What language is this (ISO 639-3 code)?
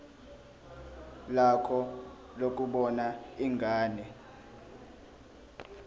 zul